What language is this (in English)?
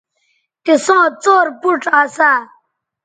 Bateri